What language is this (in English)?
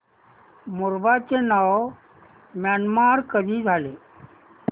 Marathi